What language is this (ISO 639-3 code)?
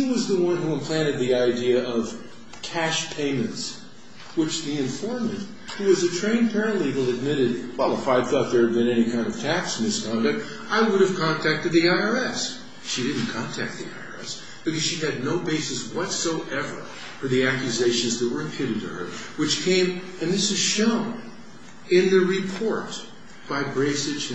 eng